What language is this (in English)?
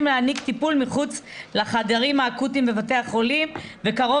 Hebrew